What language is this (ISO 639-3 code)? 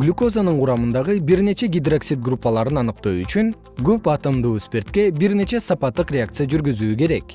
kir